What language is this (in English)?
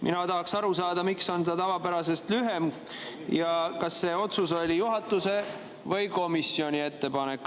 Estonian